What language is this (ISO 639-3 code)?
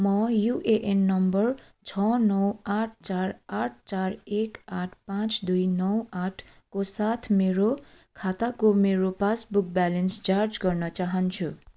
nep